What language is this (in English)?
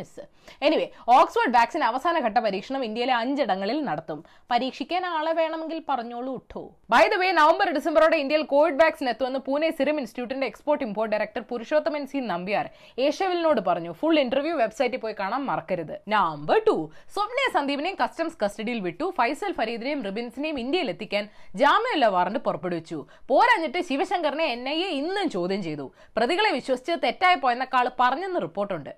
Malayalam